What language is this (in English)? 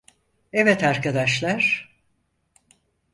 Turkish